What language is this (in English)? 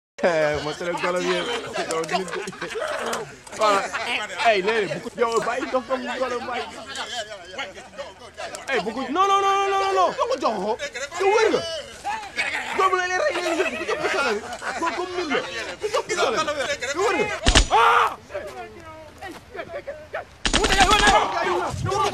Romanian